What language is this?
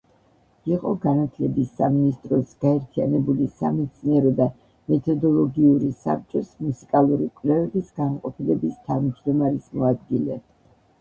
Georgian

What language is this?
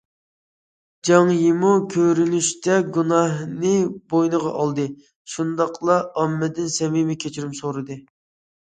Uyghur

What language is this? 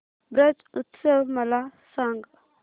Marathi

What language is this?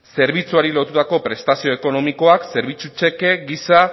Basque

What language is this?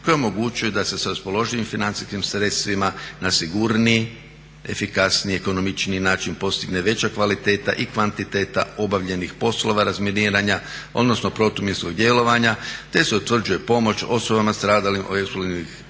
Croatian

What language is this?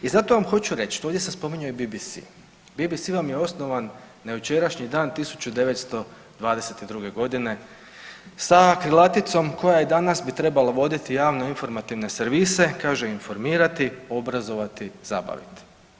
Croatian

